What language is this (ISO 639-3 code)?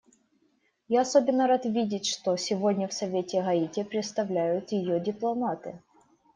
rus